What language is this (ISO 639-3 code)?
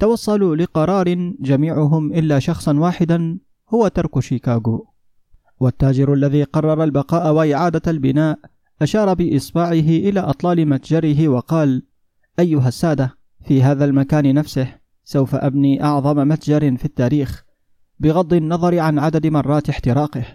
ara